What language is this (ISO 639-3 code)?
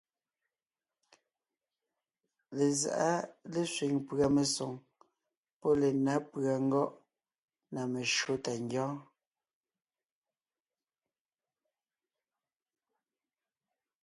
nnh